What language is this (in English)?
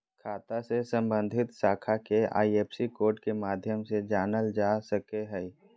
Magahi